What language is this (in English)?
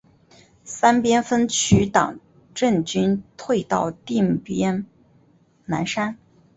Chinese